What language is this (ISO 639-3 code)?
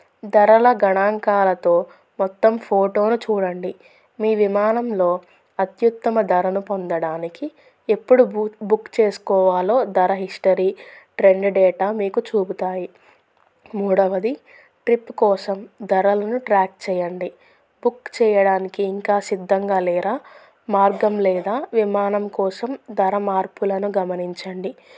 tel